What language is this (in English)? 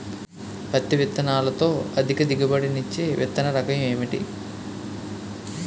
Telugu